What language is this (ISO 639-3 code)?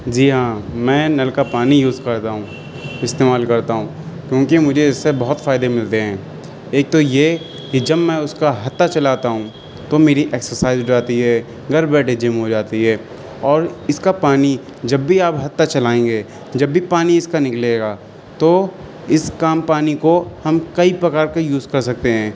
urd